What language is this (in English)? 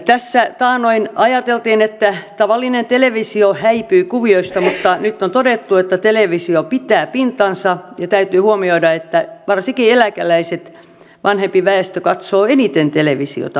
Finnish